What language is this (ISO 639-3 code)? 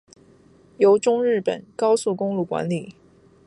zho